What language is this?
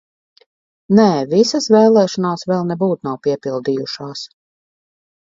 Latvian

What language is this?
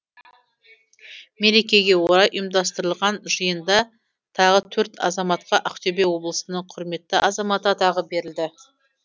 Kazakh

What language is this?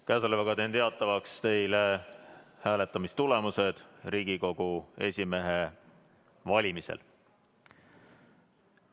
Estonian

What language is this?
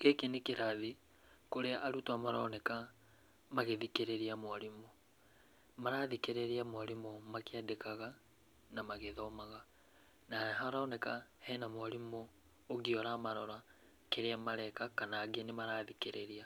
Kikuyu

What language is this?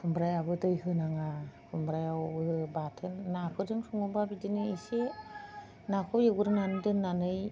Bodo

